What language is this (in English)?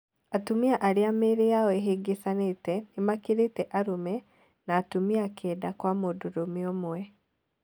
Kikuyu